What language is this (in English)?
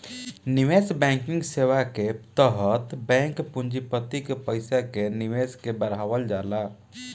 Bhojpuri